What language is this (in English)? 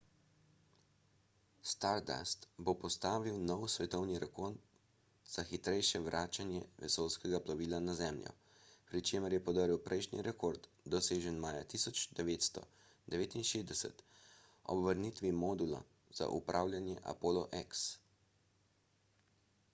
Slovenian